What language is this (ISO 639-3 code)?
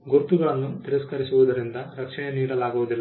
kan